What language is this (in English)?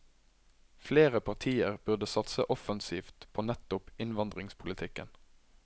Norwegian